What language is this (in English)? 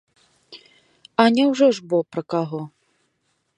Belarusian